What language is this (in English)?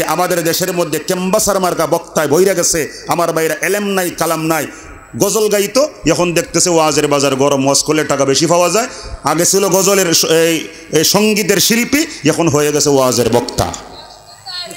French